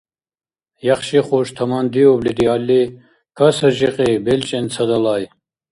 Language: Dargwa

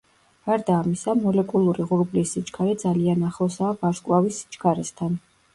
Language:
Georgian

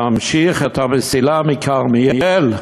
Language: Hebrew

